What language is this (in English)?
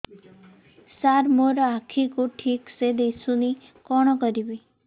Odia